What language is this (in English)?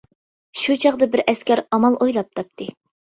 Uyghur